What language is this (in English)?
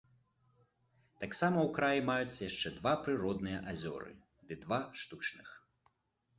Belarusian